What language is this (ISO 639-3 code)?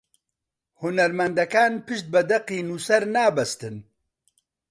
ckb